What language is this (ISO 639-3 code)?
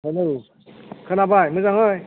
brx